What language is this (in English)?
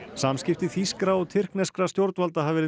Icelandic